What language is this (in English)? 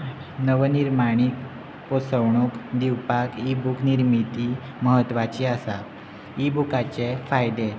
Konkani